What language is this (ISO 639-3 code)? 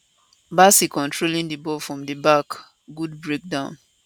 pcm